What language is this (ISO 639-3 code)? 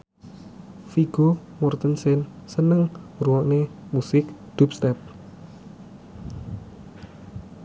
jav